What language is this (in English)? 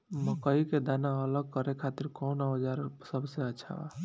Bhojpuri